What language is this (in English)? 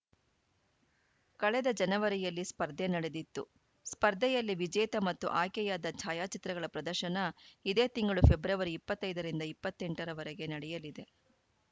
Kannada